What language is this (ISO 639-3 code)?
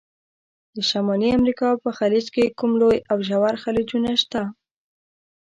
pus